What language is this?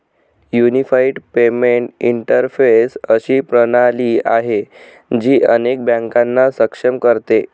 Marathi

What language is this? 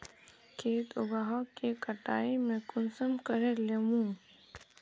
Magahi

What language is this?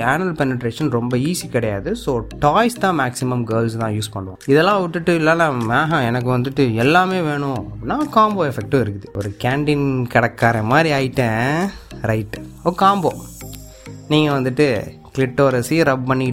Tamil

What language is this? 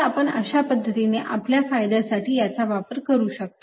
Marathi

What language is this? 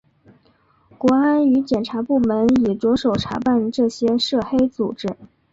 Chinese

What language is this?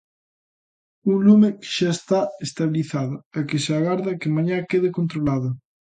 Galician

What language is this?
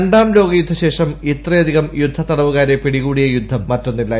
Malayalam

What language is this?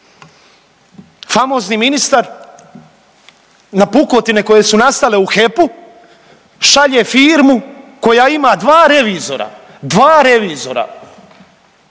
Croatian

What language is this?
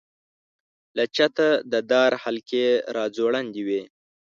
Pashto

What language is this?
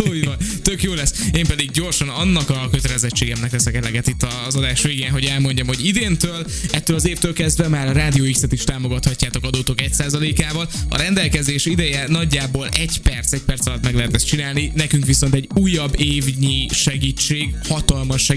Hungarian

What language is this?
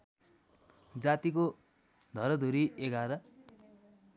Nepali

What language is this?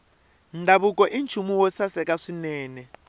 Tsonga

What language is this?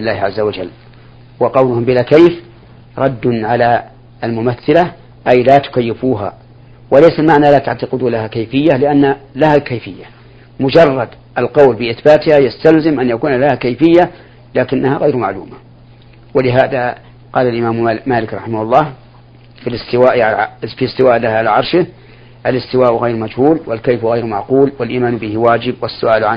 Arabic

